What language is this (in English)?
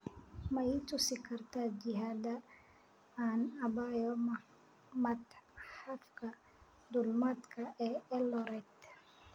Somali